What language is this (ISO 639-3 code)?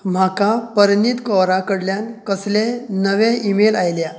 kok